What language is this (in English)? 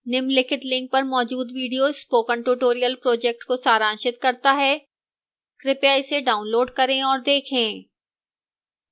Hindi